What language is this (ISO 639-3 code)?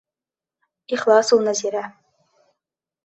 bak